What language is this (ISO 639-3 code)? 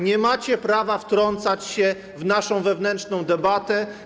pol